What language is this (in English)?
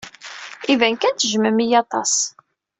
Kabyle